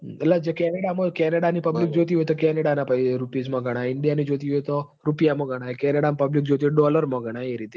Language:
Gujarati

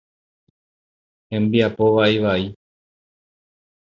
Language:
Guarani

